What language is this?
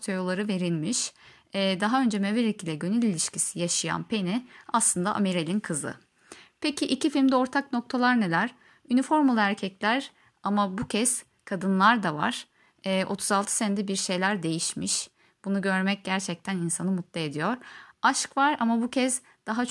Turkish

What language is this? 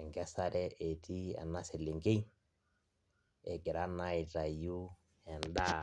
Masai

